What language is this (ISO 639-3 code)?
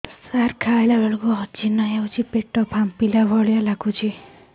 ori